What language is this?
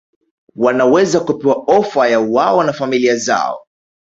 Swahili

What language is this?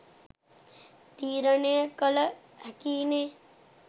Sinhala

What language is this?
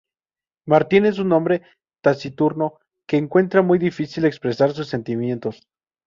Spanish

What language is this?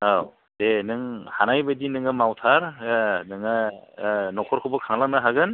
Bodo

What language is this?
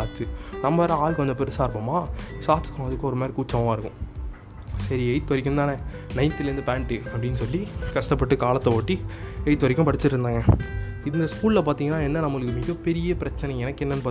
Tamil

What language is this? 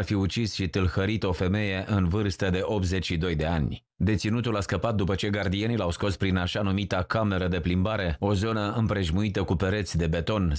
Romanian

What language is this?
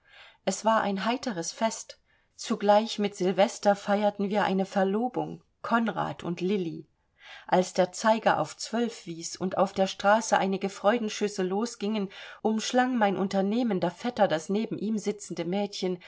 German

